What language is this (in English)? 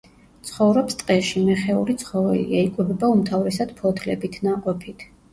Georgian